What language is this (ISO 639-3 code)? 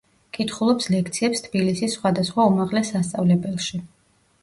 kat